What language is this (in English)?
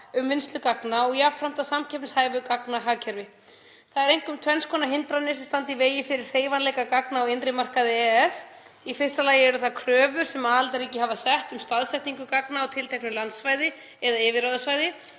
Icelandic